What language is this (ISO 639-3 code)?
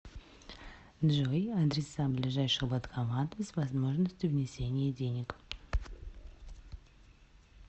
rus